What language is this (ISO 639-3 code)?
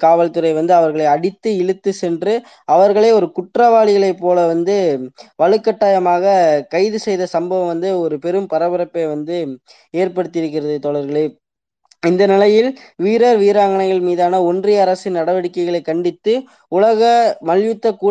tam